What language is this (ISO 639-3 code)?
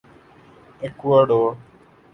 urd